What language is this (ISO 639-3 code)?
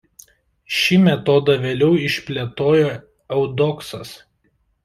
lit